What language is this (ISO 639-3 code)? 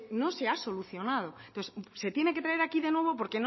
spa